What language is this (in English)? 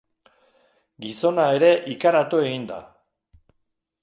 Basque